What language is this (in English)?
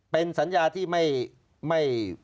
Thai